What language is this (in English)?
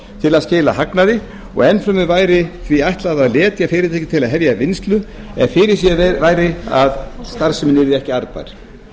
Icelandic